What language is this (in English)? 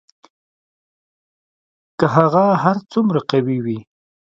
Pashto